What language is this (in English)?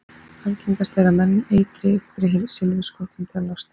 Icelandic